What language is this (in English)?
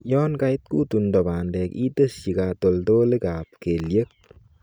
Kalenjin